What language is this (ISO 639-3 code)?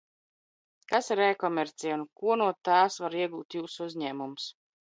lav